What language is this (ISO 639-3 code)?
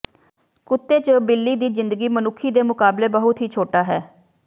pan